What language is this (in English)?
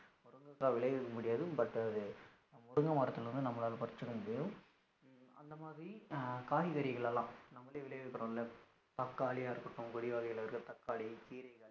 Tamil